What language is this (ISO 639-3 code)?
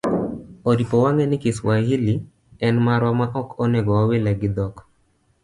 luo